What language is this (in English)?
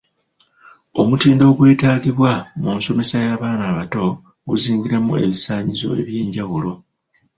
Ganda